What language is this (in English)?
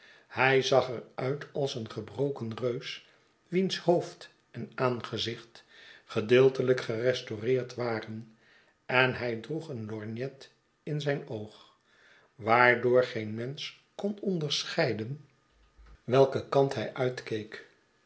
Dutch